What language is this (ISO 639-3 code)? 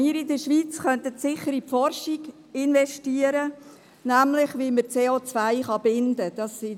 gsw